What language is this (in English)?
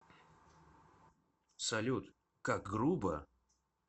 Russian